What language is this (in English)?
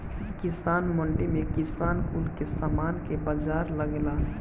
Bhojpuri